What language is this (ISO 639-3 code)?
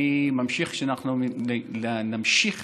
heb